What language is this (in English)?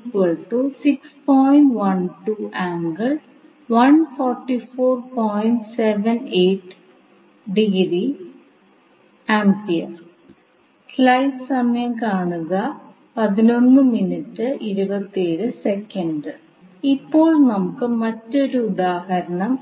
Malayalam